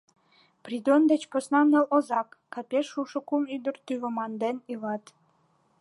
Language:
Mari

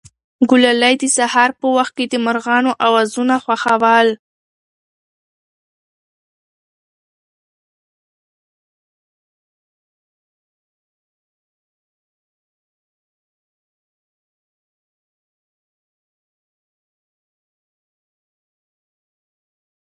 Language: Pashto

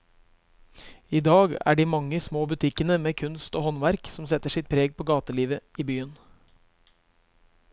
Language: Norwegian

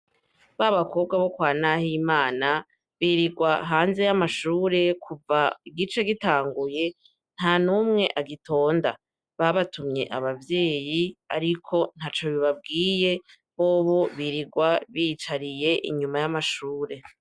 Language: Rundi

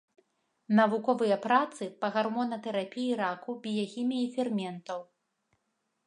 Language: Belarusian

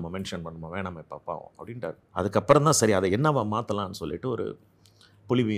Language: Tamil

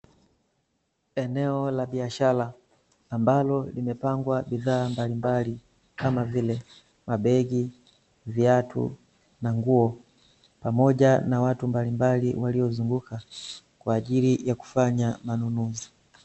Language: Swahili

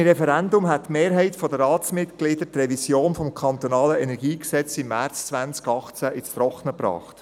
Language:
Swiss German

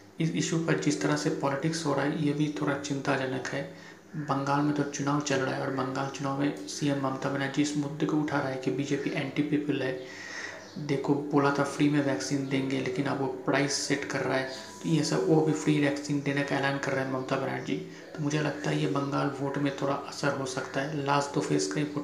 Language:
Hindi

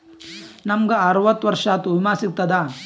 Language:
Kannada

